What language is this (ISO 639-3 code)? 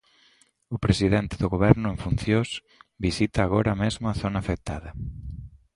glg